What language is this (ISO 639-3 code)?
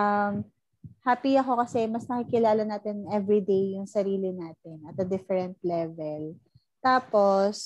fil